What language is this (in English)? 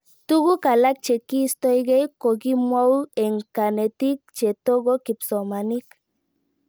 Kalenjin